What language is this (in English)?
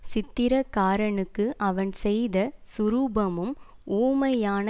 Tamil